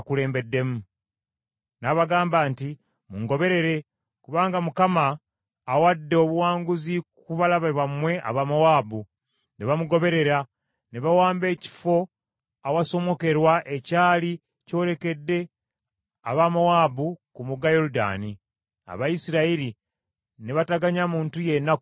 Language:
Ganda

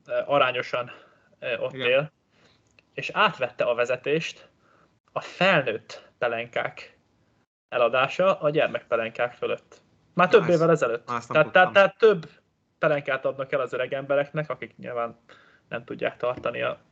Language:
Hungarian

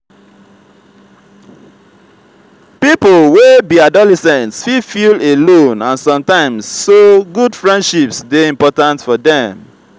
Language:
Nigerian Pidgin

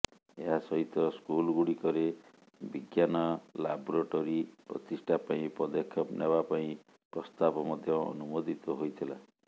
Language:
Odia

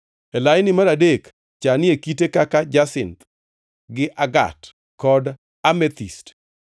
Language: Luo (Kenya and Tanzania)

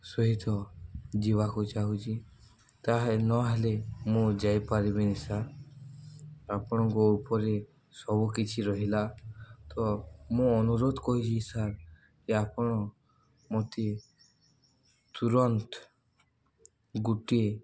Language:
Odia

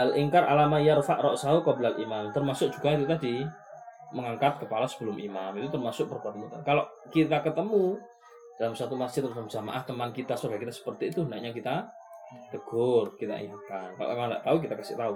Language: Malay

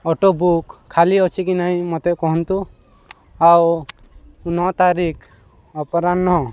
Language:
Odia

